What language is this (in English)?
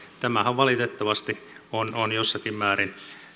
Finnish